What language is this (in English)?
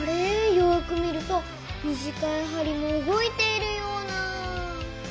Japanese